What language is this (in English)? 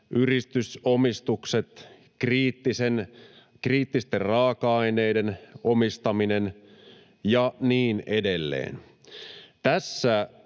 Finnish